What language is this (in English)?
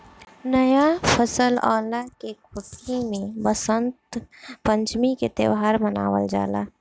Bhojpuri